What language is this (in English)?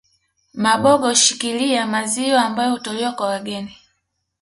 Swahili